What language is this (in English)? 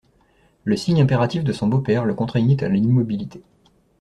French